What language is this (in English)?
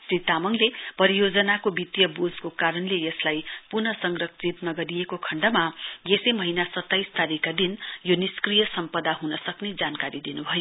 Nepali